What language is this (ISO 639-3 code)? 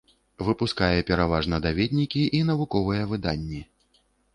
bel